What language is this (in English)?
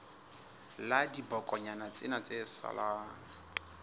Southern Sotho